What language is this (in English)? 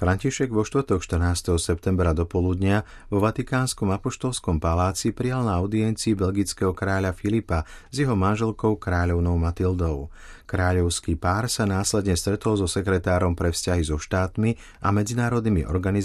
Slovak